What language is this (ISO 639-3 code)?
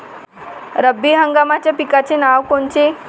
mar